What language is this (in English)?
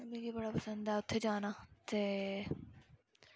Dogri